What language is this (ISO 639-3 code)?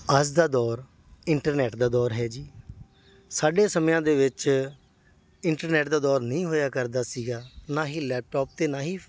pan